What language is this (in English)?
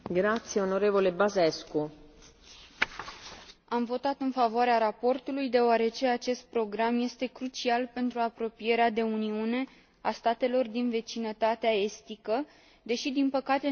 Romanian